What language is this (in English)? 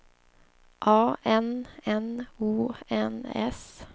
Swedish